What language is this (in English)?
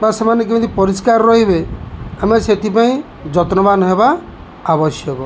Odia